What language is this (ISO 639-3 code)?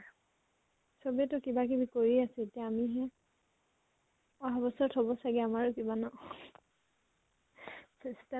asm